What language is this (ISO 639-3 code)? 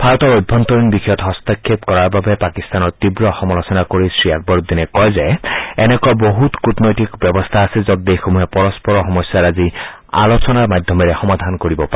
asm